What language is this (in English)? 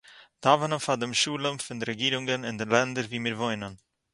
Yiddish